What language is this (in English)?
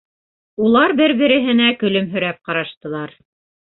Bashkir